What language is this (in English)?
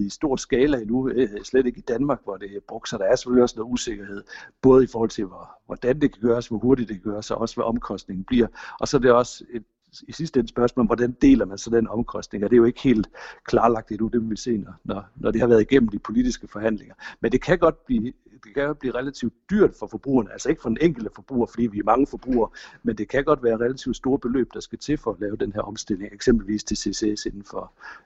Danish